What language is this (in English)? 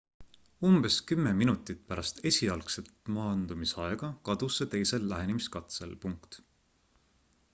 Estonian